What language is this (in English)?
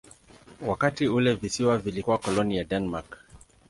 Swahili